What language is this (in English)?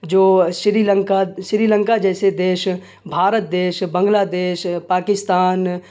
Urdu